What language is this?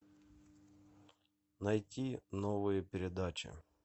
Russian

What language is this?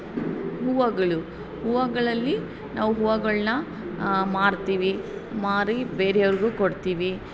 Kannada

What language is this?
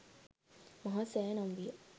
Sinhala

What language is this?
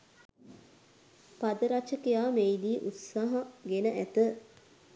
Sinhala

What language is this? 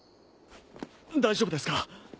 Japanese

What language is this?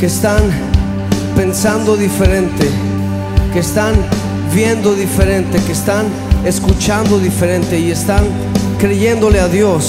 Spanish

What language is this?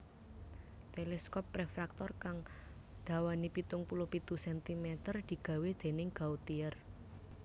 Javanese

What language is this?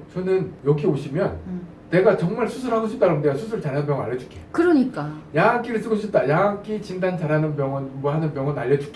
Korean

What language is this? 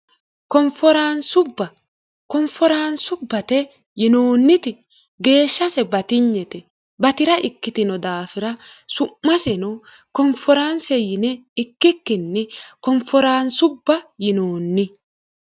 Sidamo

